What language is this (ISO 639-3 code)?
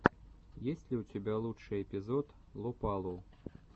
rus